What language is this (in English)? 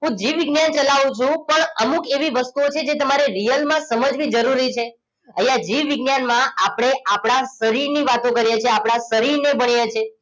Gujarati